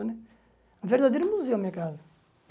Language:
Portuguese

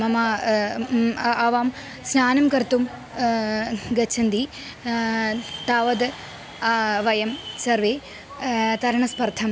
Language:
Sanskrit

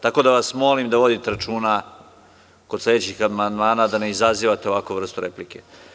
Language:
Serbian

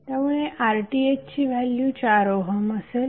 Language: Marathi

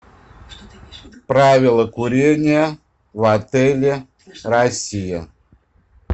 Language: Russian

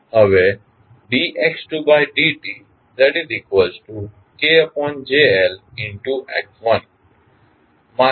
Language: Gujarati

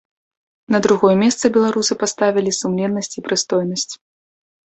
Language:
Belarusian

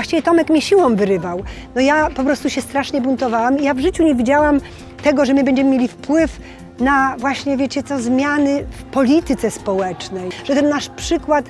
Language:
Polish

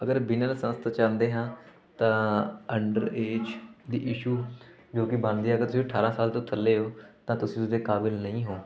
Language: Punjabi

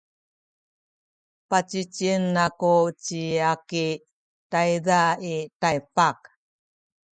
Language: Sakizaya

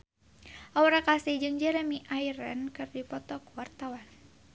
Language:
Sundanese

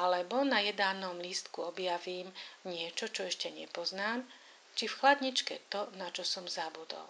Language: Slovak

